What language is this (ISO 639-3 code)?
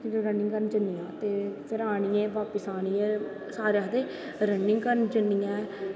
doi